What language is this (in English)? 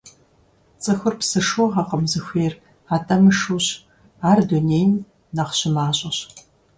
Kabardian